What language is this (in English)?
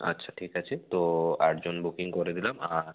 Bangla